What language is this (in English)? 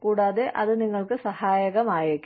Malayalam